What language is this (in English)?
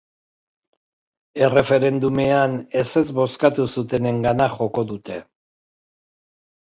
Basque